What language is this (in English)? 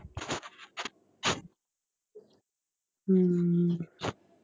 Punjabi